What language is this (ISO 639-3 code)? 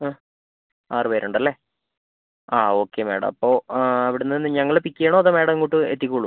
mal